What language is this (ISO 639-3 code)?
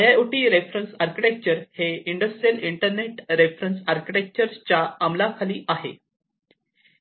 mar